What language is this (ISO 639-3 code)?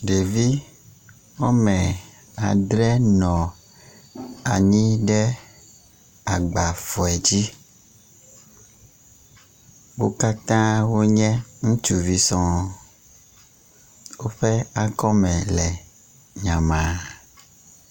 ewe